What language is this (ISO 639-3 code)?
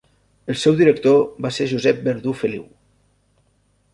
cat